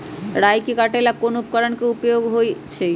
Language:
Magahi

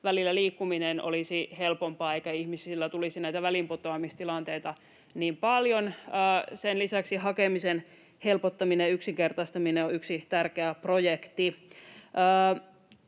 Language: Finnish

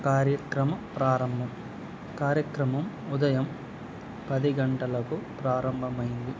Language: Telugu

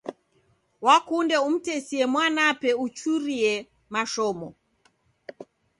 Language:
Taita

